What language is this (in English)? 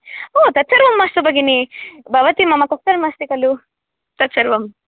Sanskrit